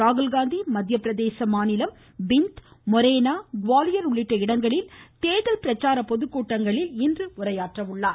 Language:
Tamil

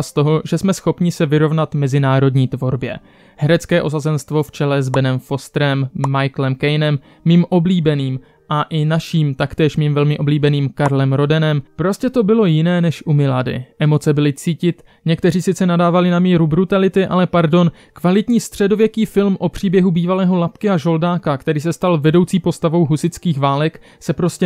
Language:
Czech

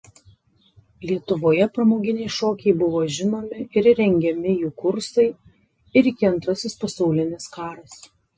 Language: Lithuanian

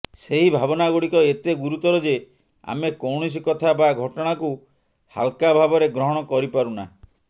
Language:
Odia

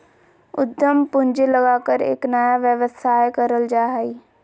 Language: Magahi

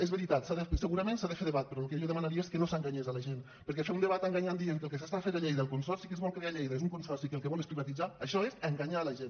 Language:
Catalan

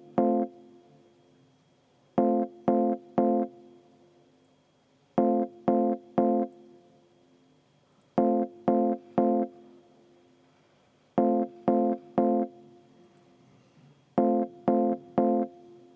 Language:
Estonian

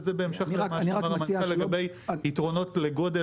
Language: Hebrew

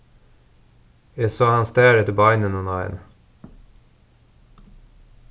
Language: Faroese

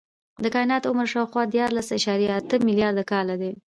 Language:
Pashto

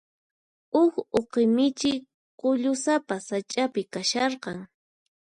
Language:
Puno Quechua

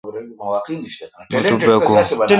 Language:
Kalkoti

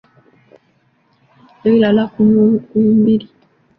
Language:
Ganda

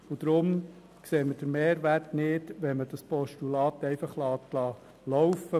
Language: Swiss German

